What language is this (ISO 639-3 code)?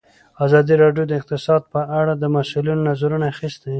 pus